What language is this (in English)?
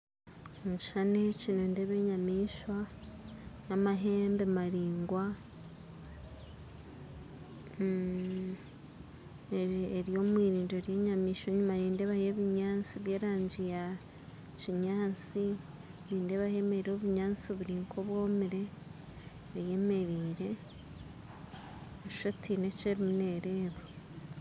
Nyankole